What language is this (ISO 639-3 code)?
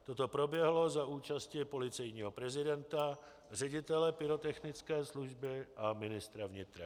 ces